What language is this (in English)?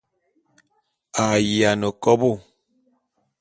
Bulu